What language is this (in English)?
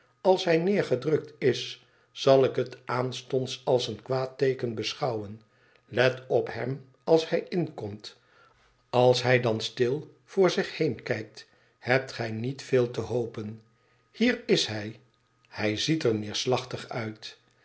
Dutch